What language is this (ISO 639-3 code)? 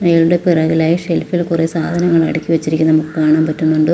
mal